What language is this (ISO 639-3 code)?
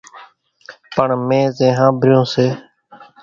gjk